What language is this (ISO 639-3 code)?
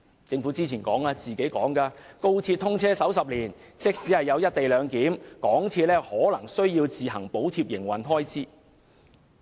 yue